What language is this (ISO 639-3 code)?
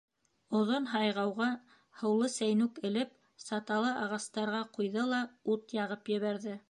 bak